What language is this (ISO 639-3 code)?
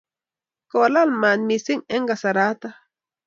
kln